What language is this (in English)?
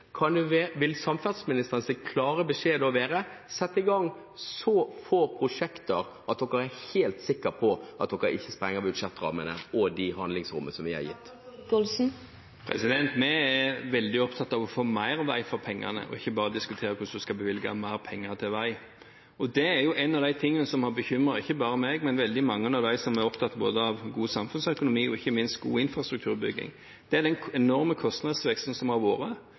Norwegian Bokmål